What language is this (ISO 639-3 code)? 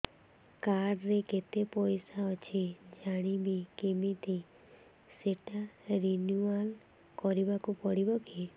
ori